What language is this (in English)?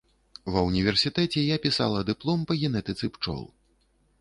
Belarusian